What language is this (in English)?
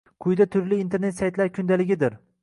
Uzbek